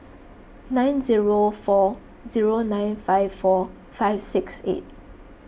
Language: English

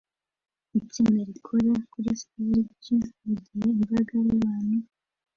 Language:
Kinyarwanda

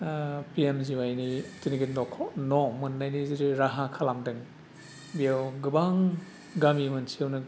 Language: Bodo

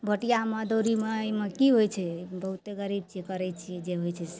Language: Maithili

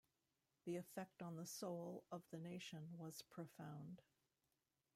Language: English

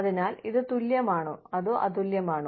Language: Malayalam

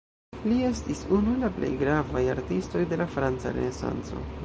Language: Esperanto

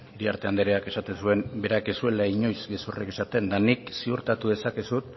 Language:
Basque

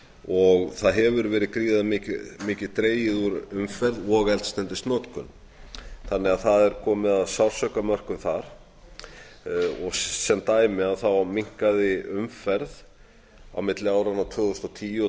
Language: Icelandic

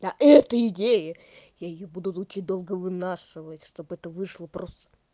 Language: Russian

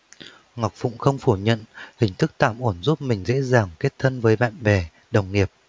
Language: Vietnamese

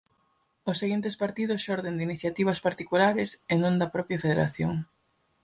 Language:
Galician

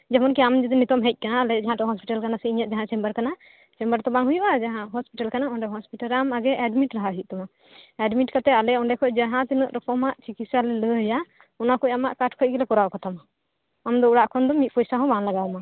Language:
Santali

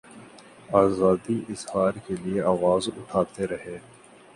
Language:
Urdu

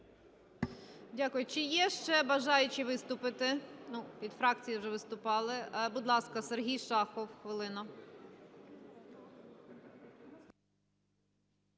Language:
Ukrainian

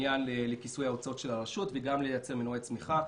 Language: Hebrew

